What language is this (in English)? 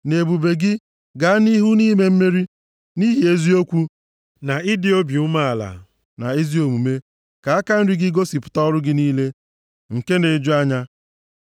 Igbo